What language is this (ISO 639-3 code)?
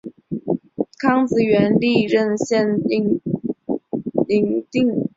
zho